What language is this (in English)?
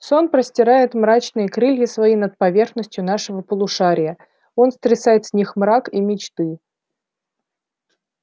Russian